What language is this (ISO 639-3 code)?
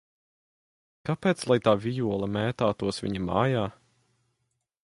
lav